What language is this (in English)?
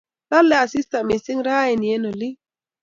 Kalenjin